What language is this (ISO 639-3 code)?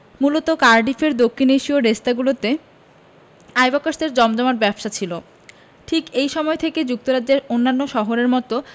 ben